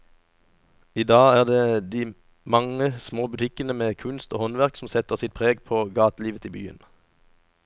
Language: Norwegian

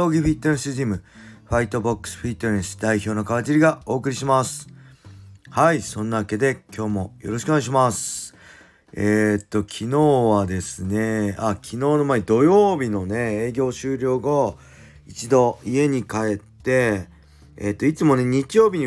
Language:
Japanese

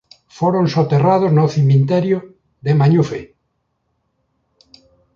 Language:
Galician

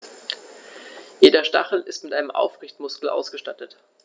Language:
German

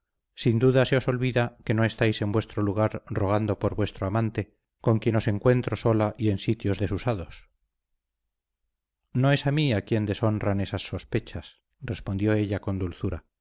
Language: Spanish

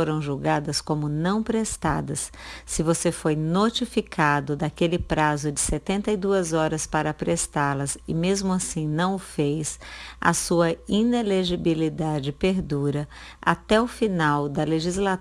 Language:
Portuguese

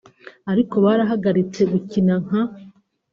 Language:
Kinyarwanda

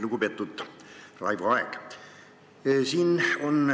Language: Estonian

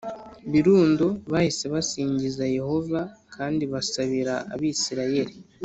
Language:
Kinyarwanda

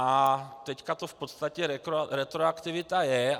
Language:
Czech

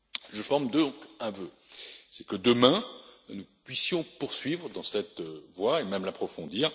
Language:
French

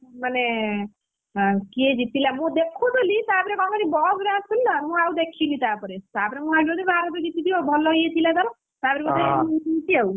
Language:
Odia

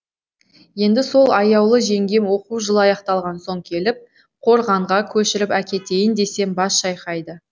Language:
Kazakh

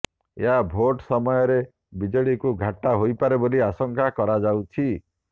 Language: Odia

